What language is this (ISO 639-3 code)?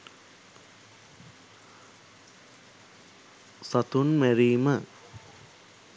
sin